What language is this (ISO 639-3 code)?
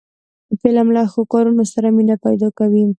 pus